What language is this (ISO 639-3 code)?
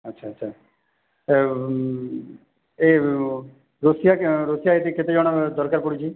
ori